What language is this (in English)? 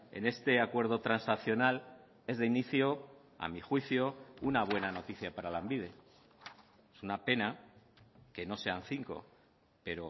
Spanish